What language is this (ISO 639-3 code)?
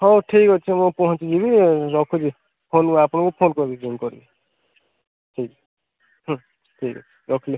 ori